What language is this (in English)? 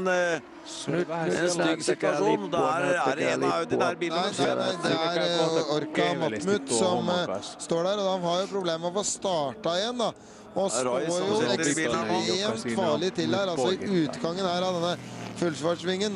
Norwegian